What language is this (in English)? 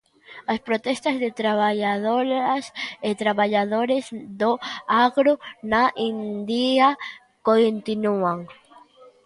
Galician